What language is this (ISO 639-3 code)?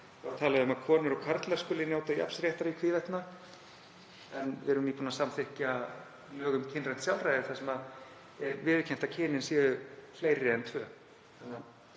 isl